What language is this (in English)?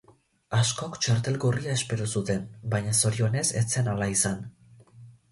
Basque